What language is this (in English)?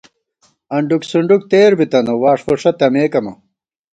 Gawar-Bati